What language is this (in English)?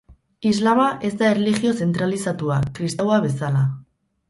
Basque